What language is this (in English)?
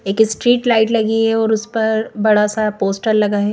Hindi